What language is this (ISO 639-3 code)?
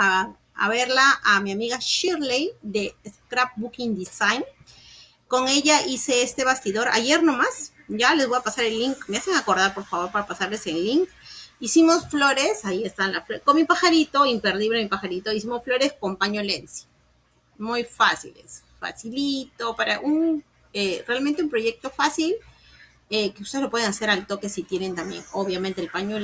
spa